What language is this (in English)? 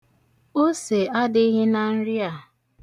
Igbo